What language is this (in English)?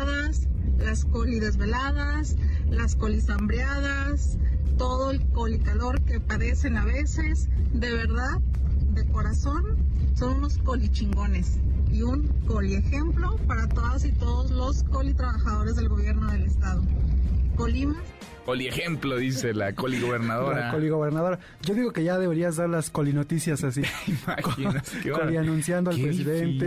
Spanish